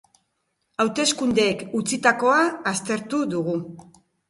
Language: Basque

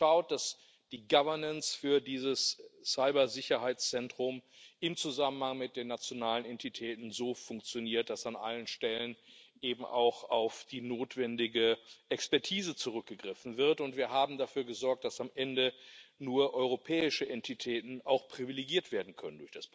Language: German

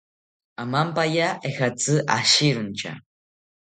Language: South Ucayali Ashéninka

